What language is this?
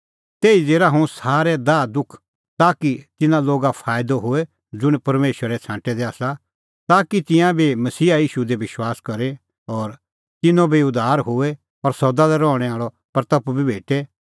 Kullu Pahari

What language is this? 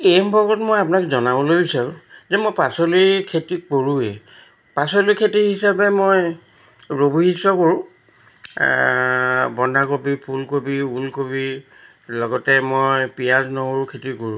Assamese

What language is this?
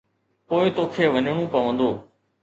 Sindhi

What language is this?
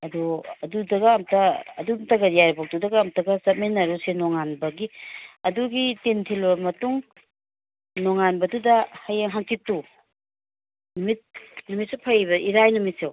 Manipuri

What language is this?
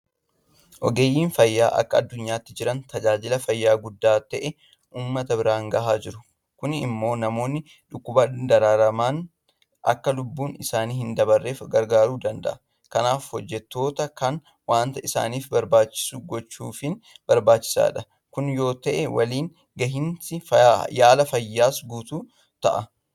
Oromo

